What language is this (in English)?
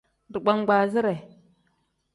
Tem